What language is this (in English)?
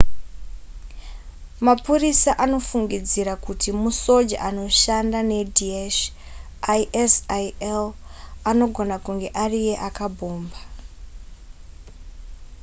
Shona